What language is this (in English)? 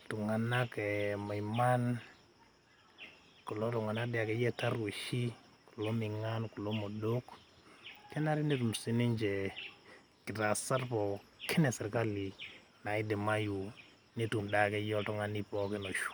Masai